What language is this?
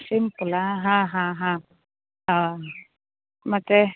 Kannada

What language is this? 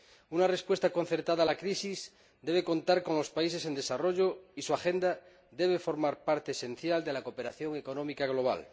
Spanish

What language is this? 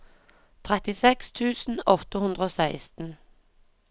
Norwegian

